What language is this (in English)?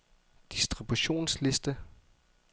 Danish